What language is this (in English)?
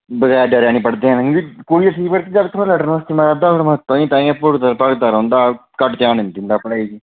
Dogri